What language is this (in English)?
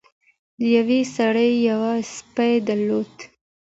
Pashto